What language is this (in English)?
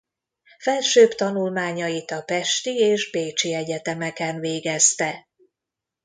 Hungarian